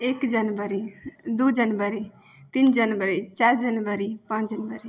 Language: Maithili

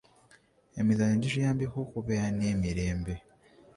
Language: Ganda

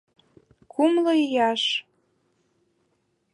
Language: Mari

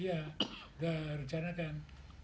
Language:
Indonesian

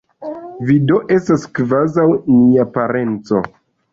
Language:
Esperanto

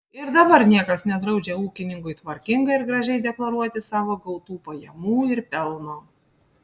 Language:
Lithuanian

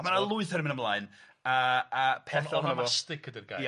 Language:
Welsh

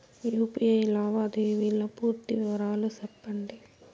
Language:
Telugu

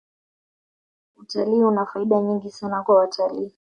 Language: Swahili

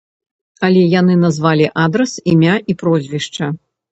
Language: Belarusian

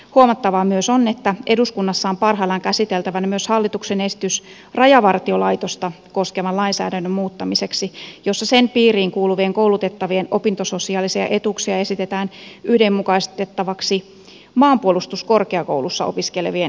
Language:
Finnish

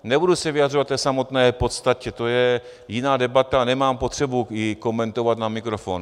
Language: Czech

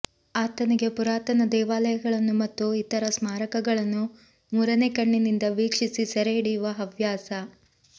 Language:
Kannada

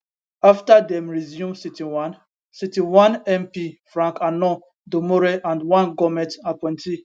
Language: Nigerian Pidgin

